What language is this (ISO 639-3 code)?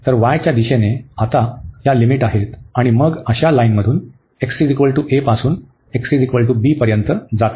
mar